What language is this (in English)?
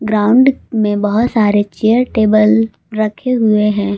Hindi